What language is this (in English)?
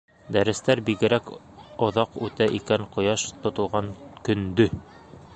Bashkir